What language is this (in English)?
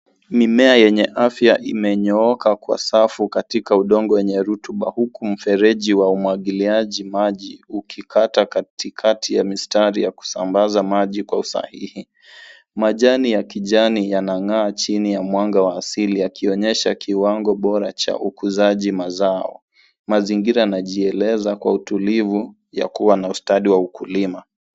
Swahili